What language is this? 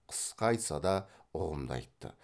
Kazakh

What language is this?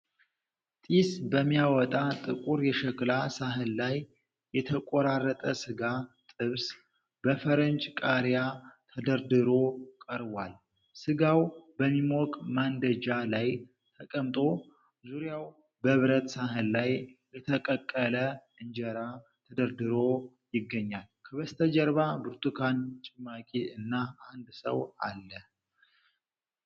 Amharic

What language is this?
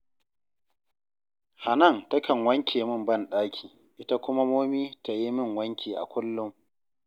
Hausa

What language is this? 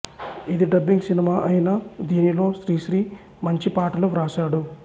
Telugu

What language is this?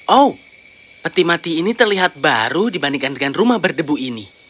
Indonesian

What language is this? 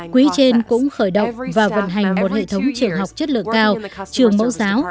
Vietnamese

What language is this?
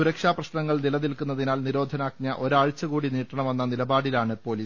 Malayalam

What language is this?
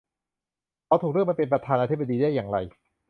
Thai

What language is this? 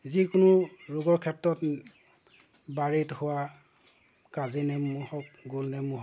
Assamese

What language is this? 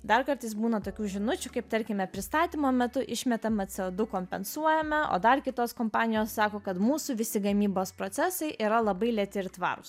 Lithuanian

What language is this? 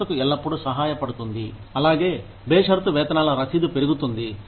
Telugu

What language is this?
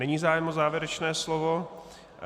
Czech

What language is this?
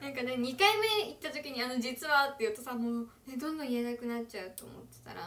Japanese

